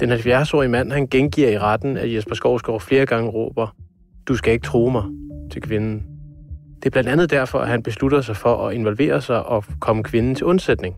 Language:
Danish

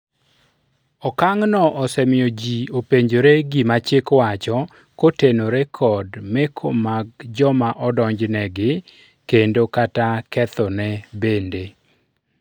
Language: Luo (Kenya and Tanzania)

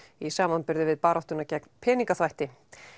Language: Icelandic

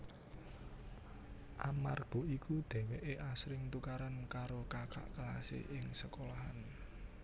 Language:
Javanese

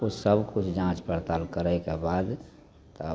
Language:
Maithili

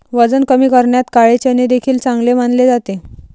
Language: Marathi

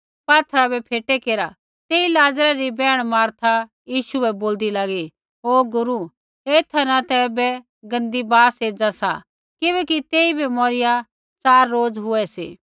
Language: Kullu Pahari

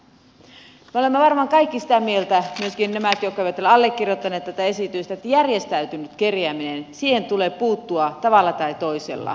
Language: Finnish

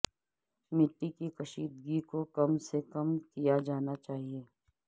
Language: Urdu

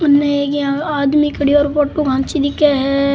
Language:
Rajasthani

